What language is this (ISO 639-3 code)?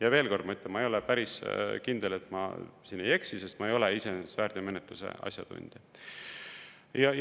est